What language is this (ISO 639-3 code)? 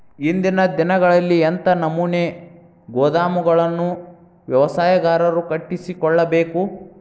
kan